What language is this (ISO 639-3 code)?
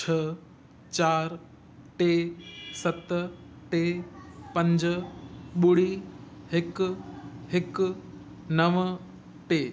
snd